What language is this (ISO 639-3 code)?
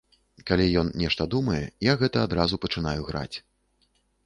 bel